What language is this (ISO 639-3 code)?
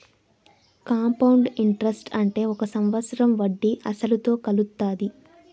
tel